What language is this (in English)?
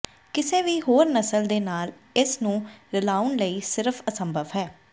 Punjabi